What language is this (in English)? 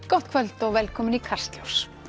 Icelandic